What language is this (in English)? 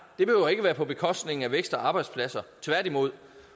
Danish